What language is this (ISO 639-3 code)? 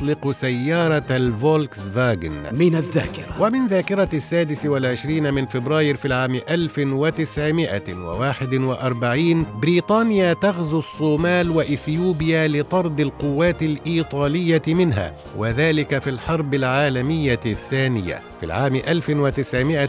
ara